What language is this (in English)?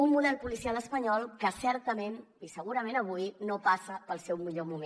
Catalan